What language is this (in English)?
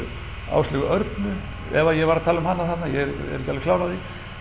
Icelandic